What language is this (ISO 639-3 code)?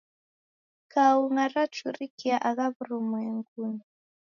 dav